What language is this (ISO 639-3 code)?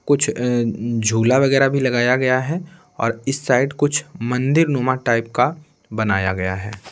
hin